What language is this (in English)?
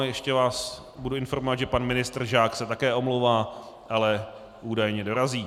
Czech